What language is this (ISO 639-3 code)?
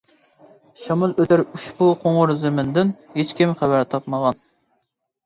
uig